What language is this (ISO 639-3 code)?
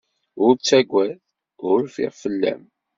kab